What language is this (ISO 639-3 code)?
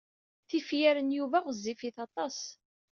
kab